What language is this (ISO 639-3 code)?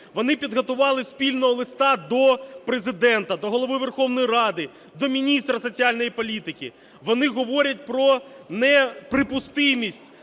ukr